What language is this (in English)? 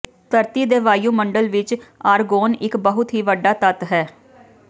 Punjabi